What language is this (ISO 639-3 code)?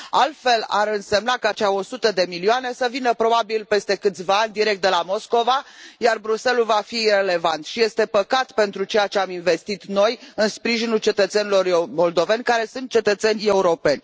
ron